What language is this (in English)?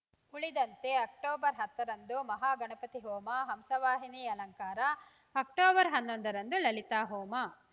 Kannada